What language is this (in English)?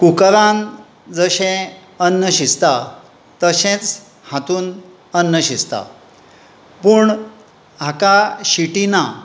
Konkani